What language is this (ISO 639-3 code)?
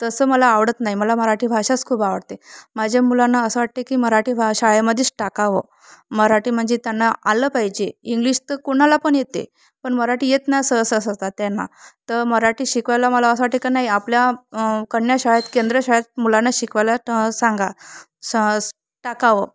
mar